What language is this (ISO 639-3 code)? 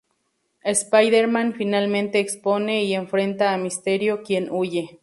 spa